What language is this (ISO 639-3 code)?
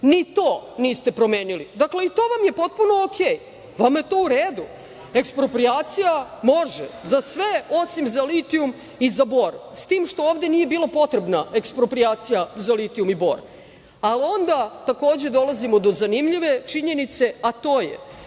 srp